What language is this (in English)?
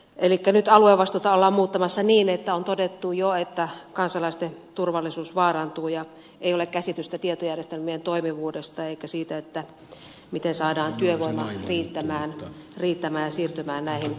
Finnish